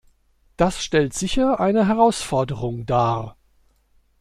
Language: German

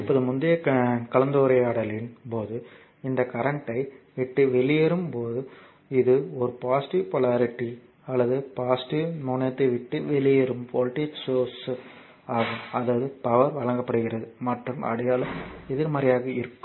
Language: Tamil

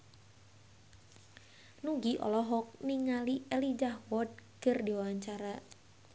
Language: Sundanese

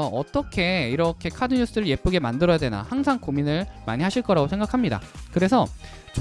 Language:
Korean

